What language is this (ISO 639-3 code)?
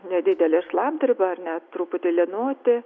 lit